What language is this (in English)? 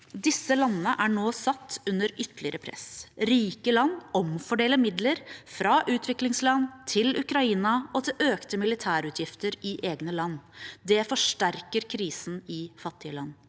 Norwegian